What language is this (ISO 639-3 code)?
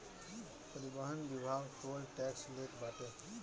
bho